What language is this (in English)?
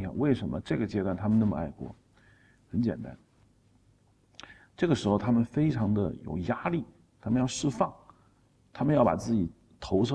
Chinese